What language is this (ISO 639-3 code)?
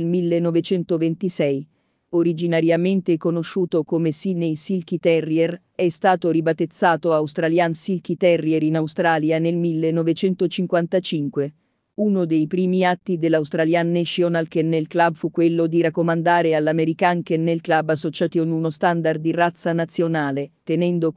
ita